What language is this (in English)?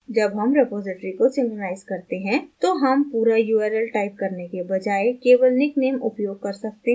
Hindi